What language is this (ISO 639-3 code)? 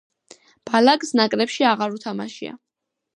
kat